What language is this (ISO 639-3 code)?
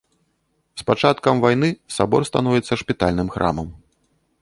bel